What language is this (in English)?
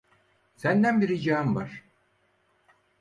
Turkish